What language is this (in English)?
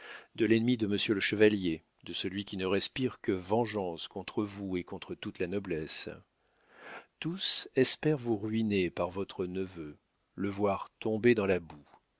French